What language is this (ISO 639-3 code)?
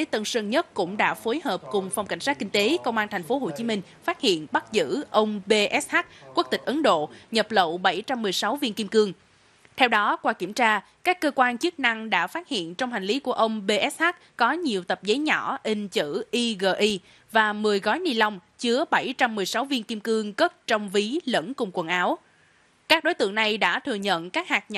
vie